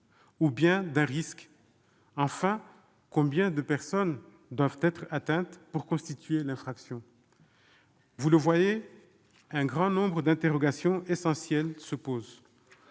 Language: French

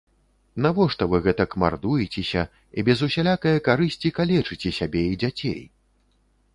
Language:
Belarusian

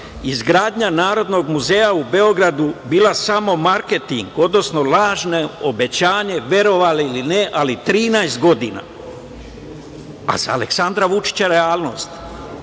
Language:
Serbian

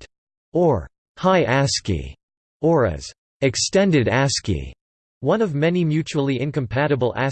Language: English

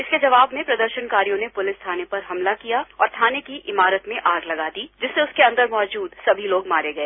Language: Hindi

